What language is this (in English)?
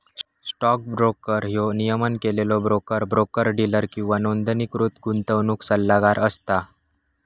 Marathi